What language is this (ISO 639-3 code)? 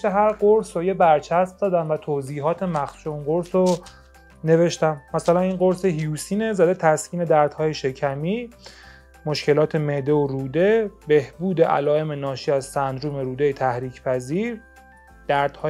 fas